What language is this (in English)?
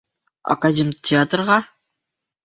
Bashkir